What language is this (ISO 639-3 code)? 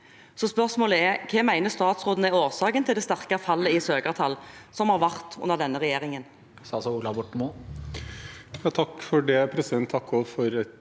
nor